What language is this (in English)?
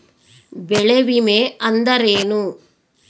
Kannada